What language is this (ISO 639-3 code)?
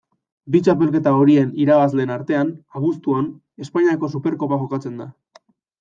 eus